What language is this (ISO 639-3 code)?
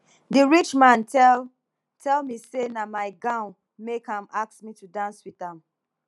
pcm